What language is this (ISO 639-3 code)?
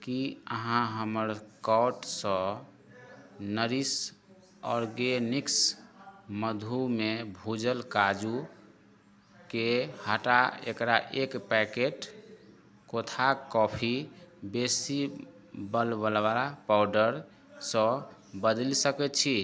mai